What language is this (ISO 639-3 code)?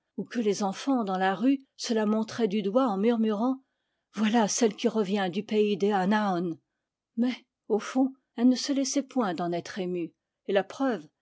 fra